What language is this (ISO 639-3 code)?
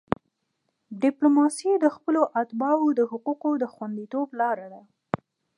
pus